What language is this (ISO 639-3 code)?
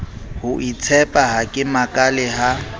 sot